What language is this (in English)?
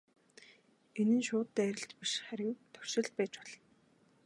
Mongolian